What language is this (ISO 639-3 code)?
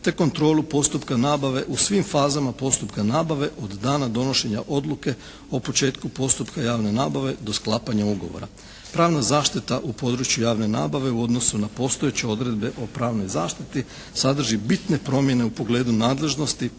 hrv